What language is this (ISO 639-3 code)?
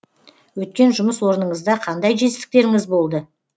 kaz